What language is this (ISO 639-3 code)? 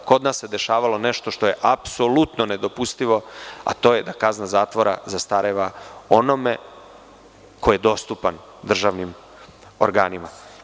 srp